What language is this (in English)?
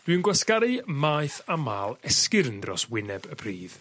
Welsh